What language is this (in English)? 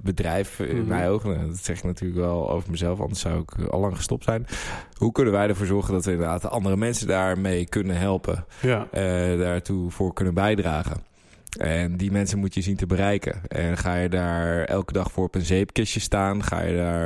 Dutch